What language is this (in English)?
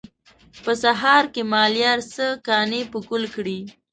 Pashto